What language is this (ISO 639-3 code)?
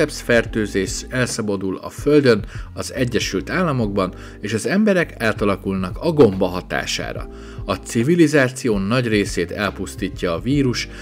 hun